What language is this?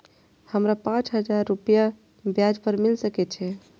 Maithili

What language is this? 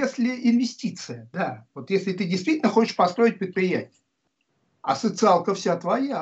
Russian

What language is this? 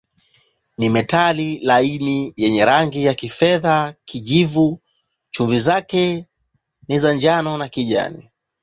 Swahili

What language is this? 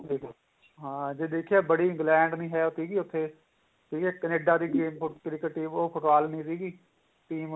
Punjabi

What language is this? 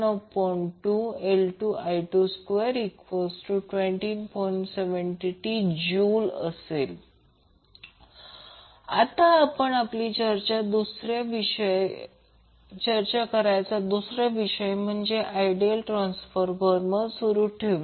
Marathi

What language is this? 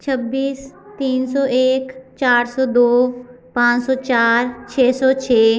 Hindi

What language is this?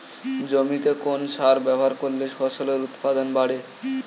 Bangla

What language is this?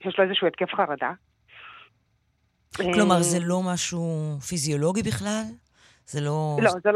Hebrew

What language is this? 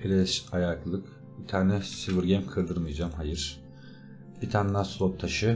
Turkish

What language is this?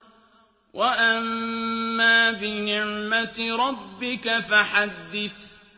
Arabic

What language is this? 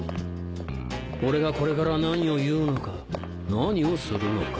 Japanese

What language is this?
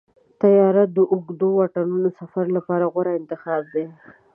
Pashto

